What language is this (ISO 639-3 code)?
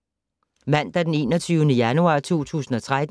dan